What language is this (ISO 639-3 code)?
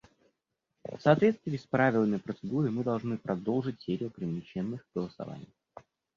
rus